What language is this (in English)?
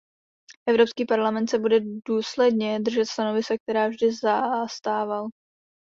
Czech